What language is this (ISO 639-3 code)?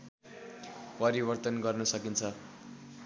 nep